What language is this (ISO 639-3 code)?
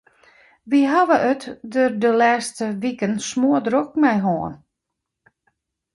fry